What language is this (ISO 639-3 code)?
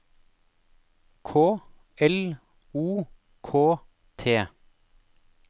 nor